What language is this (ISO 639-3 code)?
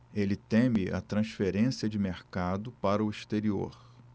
por